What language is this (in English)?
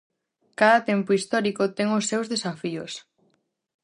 Galician